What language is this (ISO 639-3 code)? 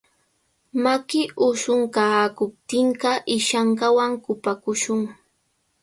qvl